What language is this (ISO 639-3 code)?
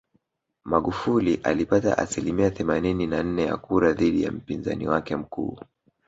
swa